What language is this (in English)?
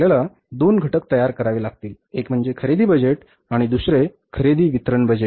Marathi